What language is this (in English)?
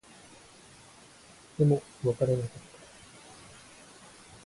Japanese